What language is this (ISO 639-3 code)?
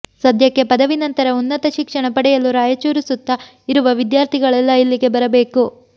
kan